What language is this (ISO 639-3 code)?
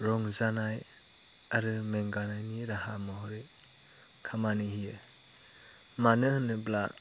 brx